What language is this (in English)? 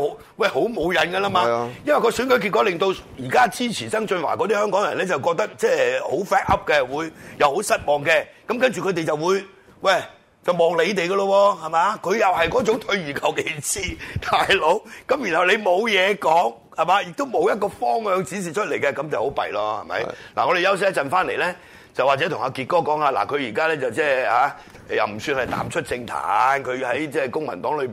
Chinese